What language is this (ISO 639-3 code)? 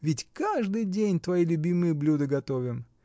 rus